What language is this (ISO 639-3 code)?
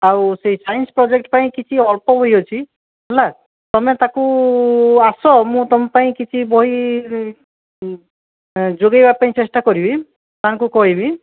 ori